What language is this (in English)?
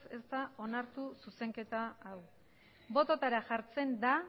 Basque